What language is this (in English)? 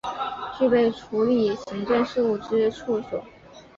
Chinese